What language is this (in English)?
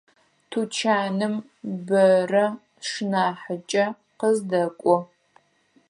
Adyghe